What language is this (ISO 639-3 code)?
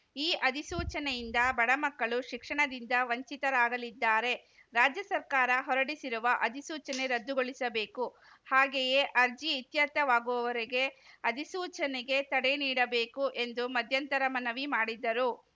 kan